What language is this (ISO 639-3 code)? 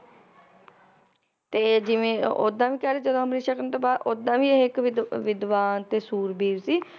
pan